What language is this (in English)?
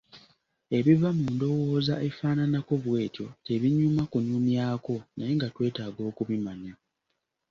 Ganda